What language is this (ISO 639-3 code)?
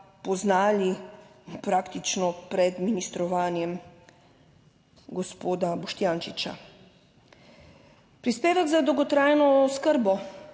slv